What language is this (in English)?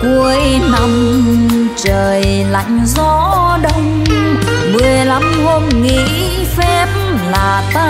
Vietnamese